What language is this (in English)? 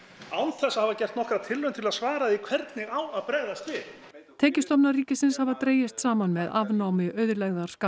Icelandic